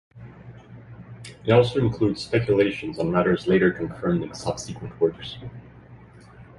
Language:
English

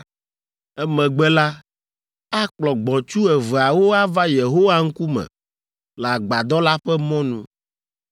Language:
Ewe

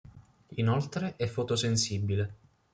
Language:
Italian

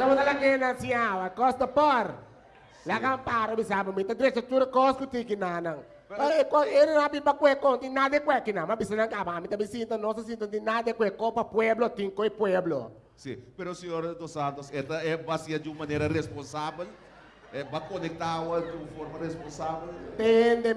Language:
Portuguese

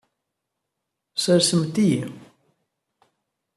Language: Kabyle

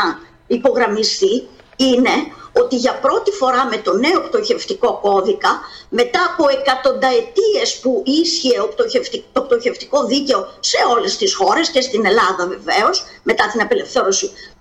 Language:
Greek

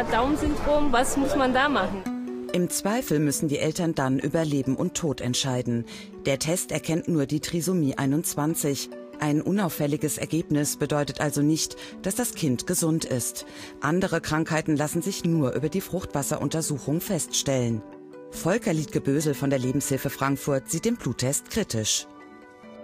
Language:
German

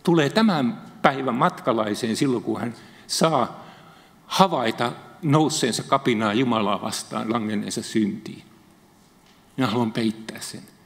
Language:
Finnish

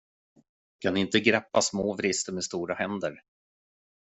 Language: Swedish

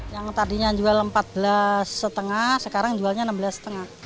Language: Indonesian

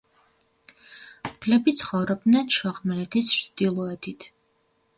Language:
Georgian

